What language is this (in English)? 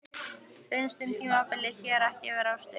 Icelandic